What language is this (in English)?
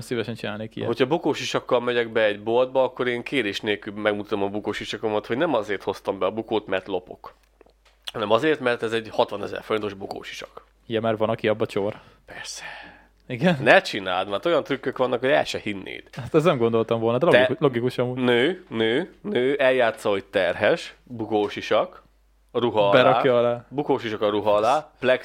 Hungarian